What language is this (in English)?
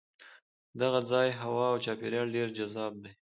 Pashto